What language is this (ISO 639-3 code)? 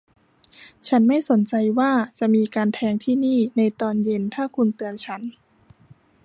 tha